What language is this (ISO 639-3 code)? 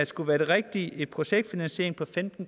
dan